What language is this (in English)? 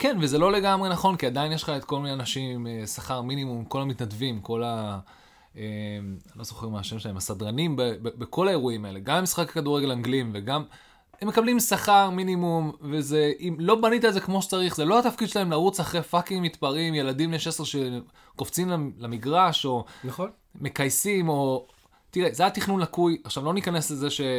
Hebrew